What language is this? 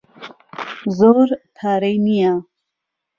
Central Kurdish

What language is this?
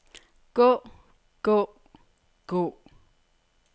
Danish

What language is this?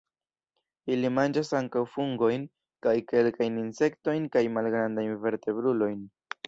Esperanto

